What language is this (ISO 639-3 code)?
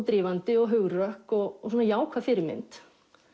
isl